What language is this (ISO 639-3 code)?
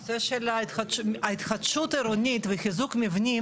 heb